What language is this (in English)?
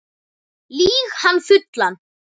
Icelandic